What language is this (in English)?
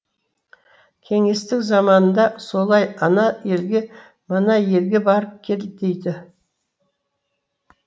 Kazakh